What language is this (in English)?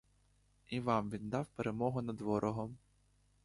Ukrainian